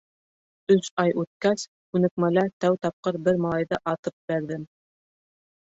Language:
Bashkir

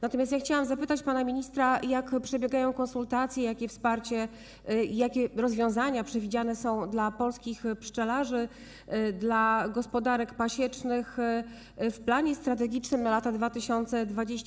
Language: Polish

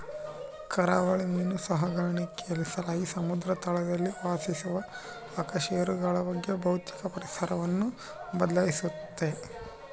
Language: Kannada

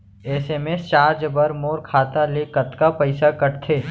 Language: Chhattisgarhi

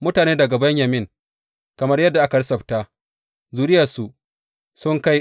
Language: Hausa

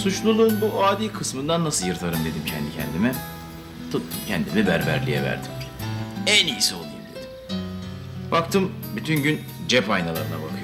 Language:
Turkish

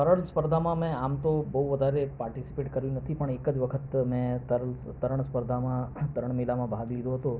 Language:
Gujarati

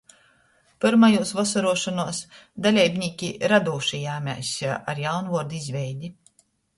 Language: Latgalian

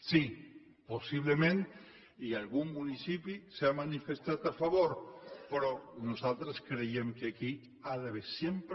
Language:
Catalan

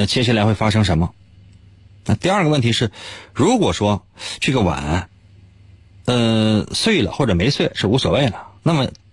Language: Chinese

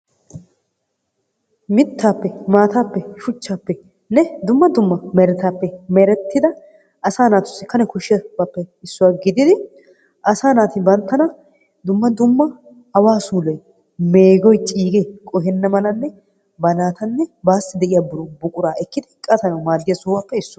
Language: Wolaytta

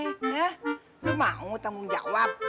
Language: Indonesian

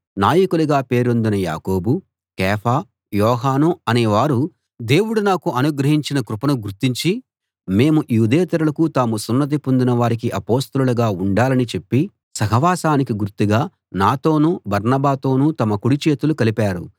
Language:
Telugu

